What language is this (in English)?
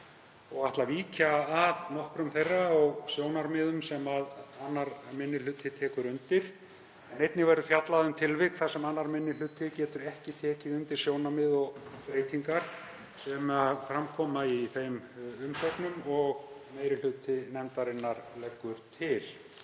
Icelandic